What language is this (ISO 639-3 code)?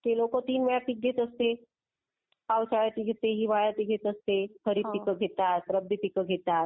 mar